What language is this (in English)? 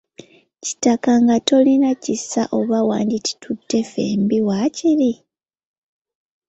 Ganda